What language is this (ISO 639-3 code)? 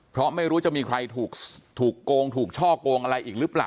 tha